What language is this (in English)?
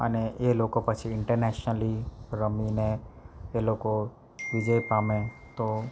Gujarati